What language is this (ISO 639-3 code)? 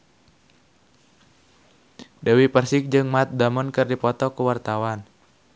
sun